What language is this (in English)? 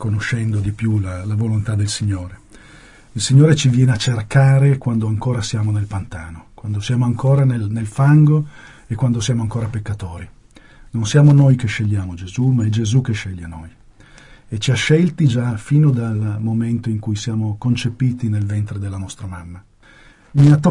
Italian